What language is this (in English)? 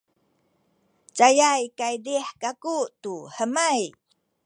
Sakizaya